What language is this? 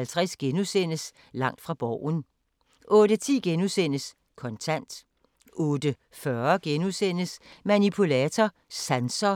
Danish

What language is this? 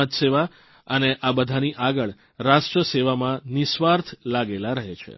Gujarati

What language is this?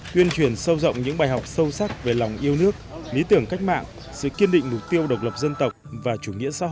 Vietnamese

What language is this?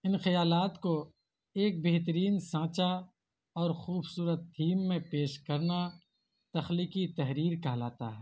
Urdu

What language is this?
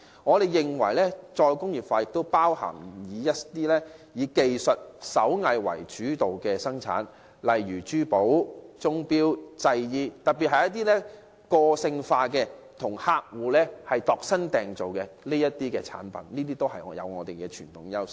Cantonese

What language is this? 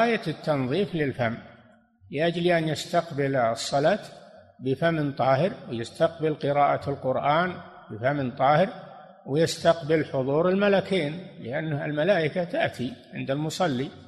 Arabic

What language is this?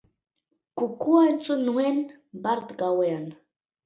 Basque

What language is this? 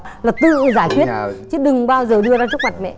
Vietnamese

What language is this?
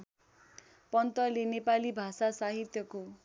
Nepali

